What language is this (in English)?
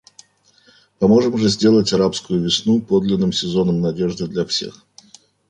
Russian